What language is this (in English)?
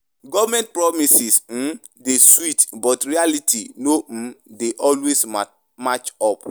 Nigerian Pidgin